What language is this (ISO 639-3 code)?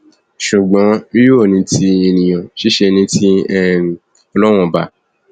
yor